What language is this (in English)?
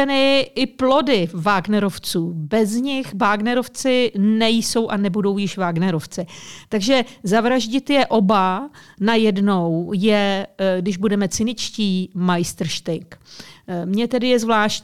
Czech